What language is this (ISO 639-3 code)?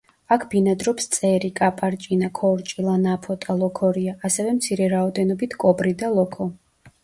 kat